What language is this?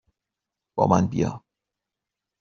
Persian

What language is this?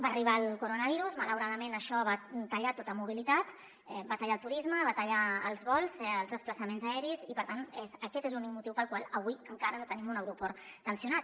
Catalan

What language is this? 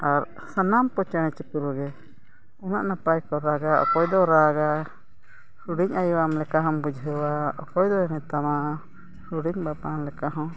Santali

